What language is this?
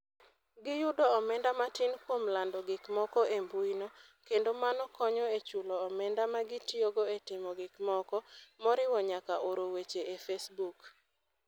Luo (Kenya and Tanzania)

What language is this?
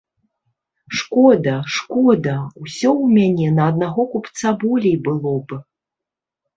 Belarusian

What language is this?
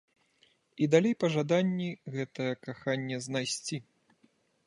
Belarusian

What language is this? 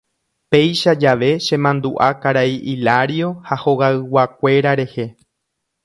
Guarani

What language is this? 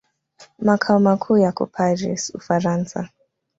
Swahili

